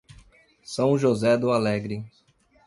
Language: Portuguese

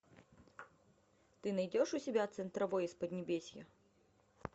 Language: Russian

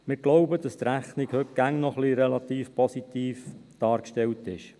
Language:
Swiss German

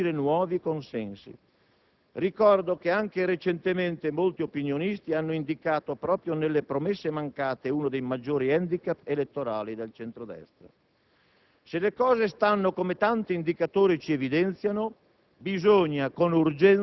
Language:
Italian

